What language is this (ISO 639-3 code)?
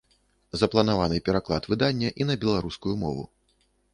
bel